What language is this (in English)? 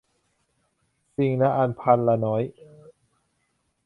Thai